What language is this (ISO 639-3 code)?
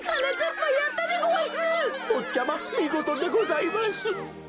jpn